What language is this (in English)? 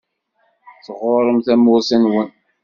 Kabyle